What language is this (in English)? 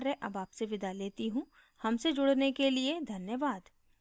Hindi